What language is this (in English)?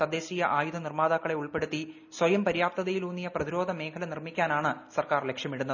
Malayalam